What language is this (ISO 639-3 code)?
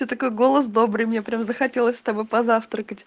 rus